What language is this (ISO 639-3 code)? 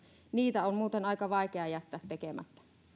fin